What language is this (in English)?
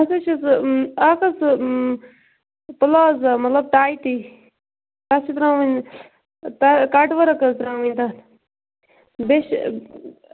Kashmiri